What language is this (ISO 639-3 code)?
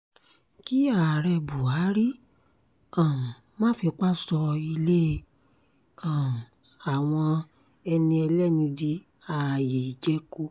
yor